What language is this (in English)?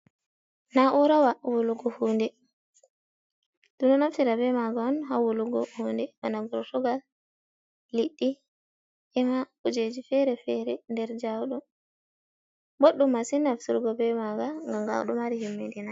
Fula